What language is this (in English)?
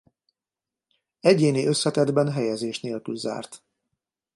Hungarian